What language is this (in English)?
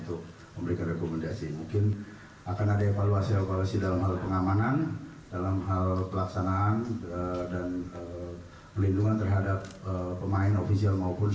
Indonesian